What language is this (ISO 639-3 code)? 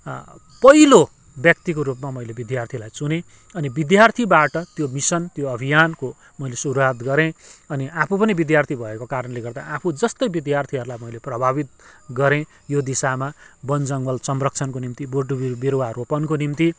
nep